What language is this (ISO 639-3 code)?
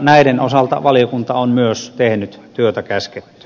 fin